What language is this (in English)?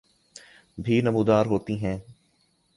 Urdu